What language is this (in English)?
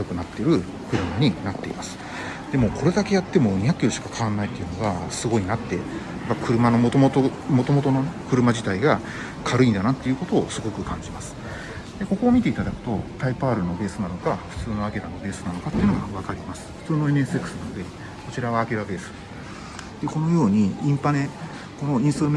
Japanese